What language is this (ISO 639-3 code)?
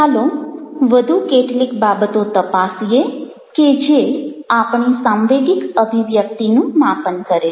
guj